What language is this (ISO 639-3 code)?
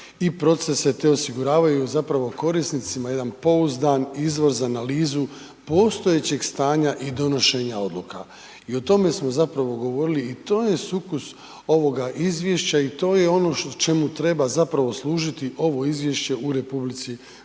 hrv